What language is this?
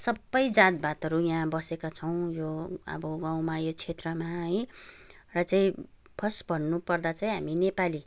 Nepali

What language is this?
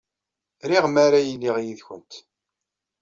Kabyle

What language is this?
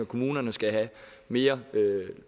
Danish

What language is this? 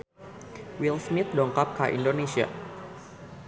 Sundanese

